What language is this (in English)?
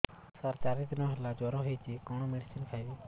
Odia